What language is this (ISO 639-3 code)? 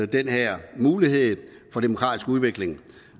dan